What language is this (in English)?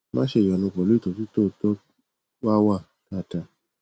Yoruba